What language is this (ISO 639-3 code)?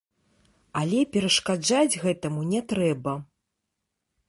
bel